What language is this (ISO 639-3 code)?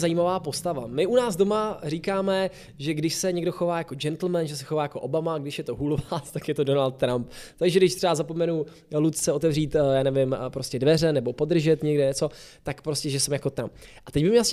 ces